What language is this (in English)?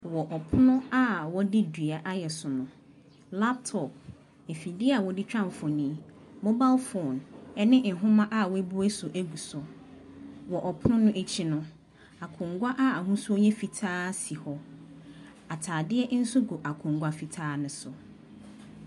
Akan